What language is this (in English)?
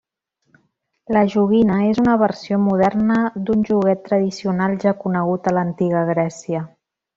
Catalan